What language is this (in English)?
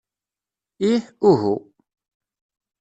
Kabyle